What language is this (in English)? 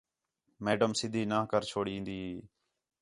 Khetrani